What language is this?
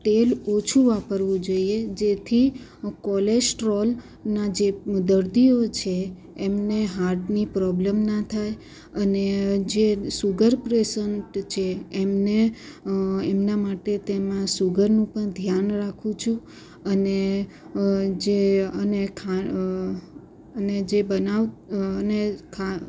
Gujarati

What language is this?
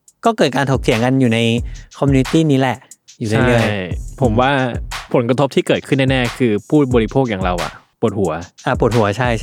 Thai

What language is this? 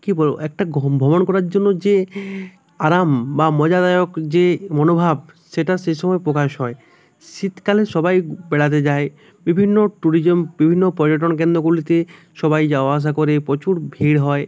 Bangla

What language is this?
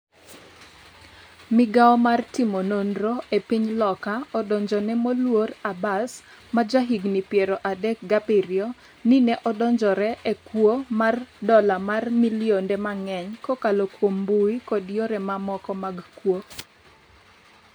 Luo (Kenya and Tanzania)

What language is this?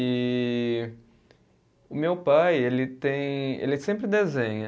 Portuguese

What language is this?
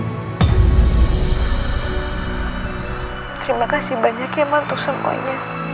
Indonesian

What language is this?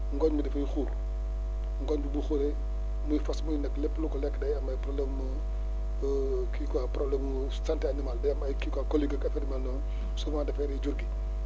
Wolof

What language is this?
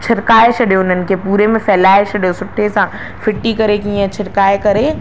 Sindhi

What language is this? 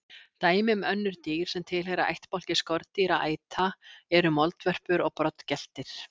Icelandic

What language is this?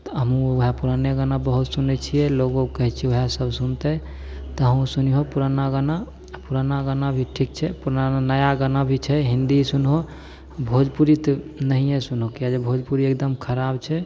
Maithili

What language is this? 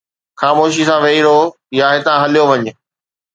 Sindhi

